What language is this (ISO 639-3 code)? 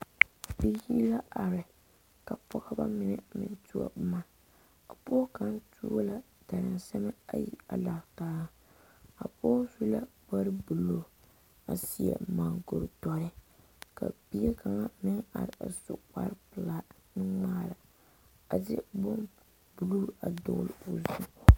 dga